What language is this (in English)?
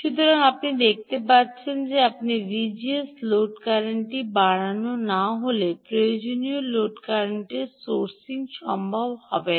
Bangla